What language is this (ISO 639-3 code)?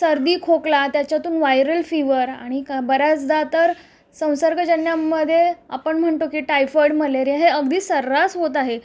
mar